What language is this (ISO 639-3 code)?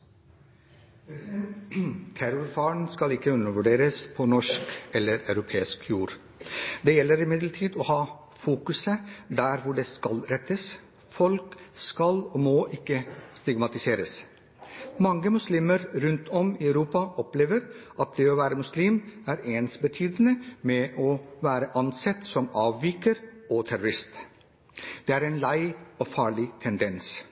nor